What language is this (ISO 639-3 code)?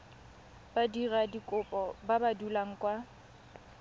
tsn